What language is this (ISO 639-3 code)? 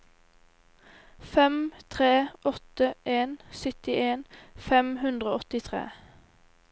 nor